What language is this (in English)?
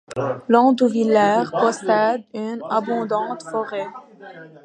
French